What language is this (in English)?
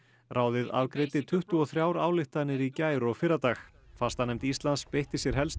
Icelandic